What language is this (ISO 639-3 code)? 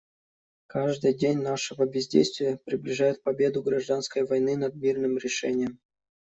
rus